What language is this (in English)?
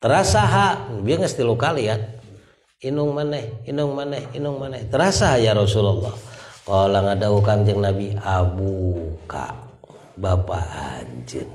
Indonesian